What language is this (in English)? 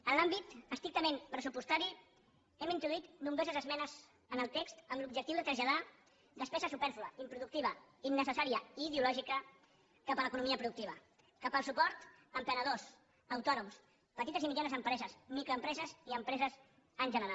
Catalan